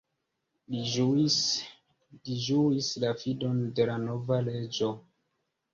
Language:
Esperanto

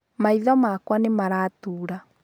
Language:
Kikuyu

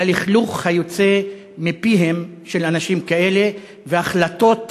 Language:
Hebrew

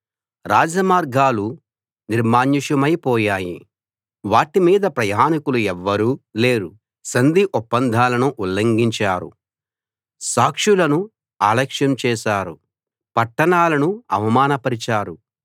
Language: Telugu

